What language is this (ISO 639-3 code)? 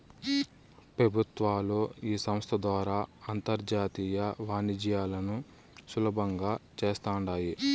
tel